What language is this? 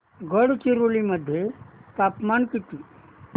Marathi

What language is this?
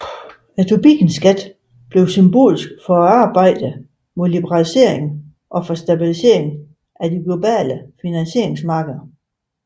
Danish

